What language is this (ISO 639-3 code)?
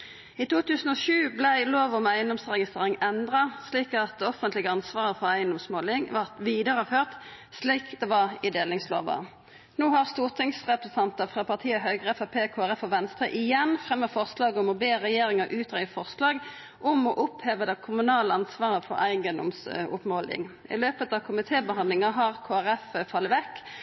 nno